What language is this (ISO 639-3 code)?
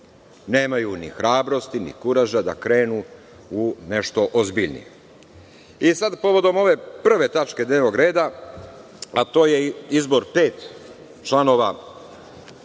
srp